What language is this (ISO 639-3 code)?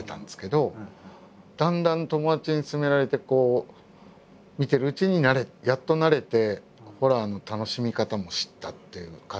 jpn